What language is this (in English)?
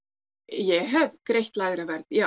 Icelandic